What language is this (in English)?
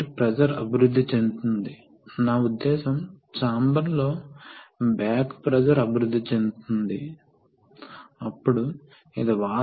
Telugu